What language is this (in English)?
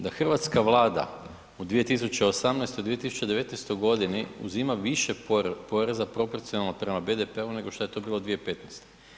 Croatian